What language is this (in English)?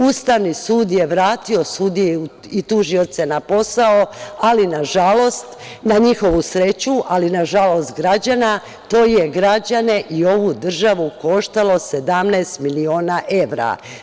Serbian